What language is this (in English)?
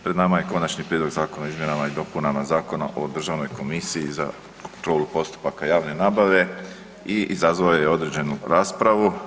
Croatian